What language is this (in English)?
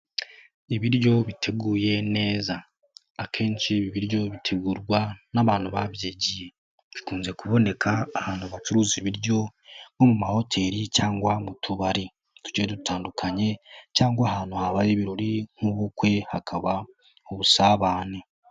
Kinyarwanda